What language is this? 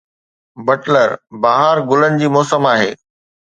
Sindhi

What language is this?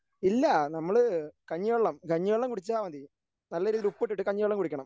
Malayalam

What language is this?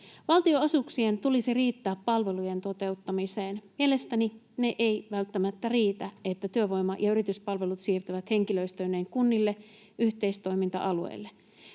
Finnish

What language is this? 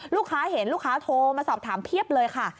Thai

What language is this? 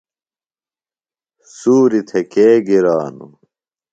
Phalura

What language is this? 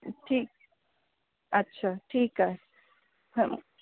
Sindhi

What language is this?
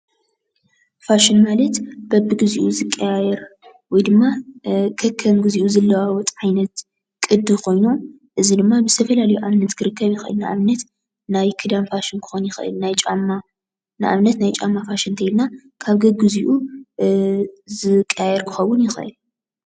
Tigrinya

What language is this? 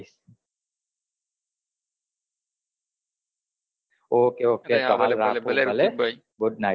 Gujarati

